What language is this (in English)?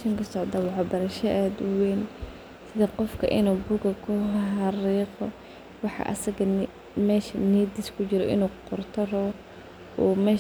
Somali